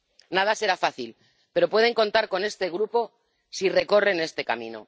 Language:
Spanish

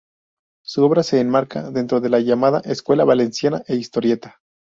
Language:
Spanish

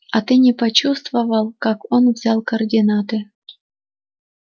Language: Russian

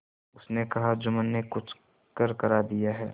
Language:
Hindi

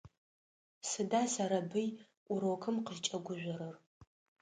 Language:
Adyghe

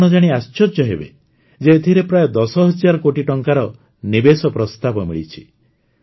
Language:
Odia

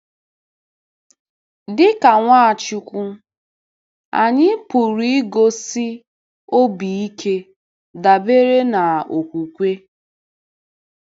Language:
Igbo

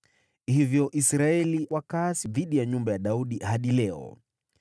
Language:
Swahili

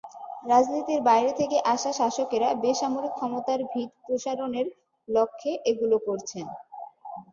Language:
Bangla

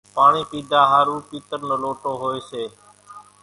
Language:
Kachi Koli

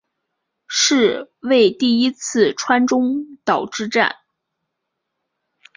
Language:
Chinese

